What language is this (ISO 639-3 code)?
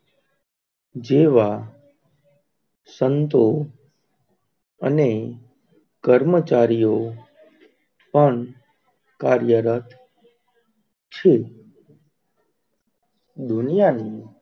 guj